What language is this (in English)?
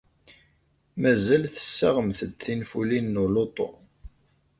Kabyle